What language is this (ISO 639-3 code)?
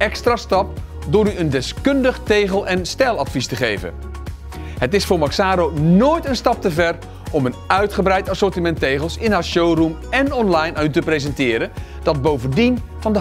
nld